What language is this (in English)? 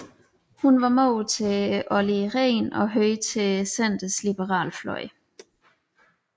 Danish